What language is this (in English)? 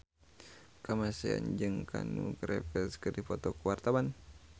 Sundanese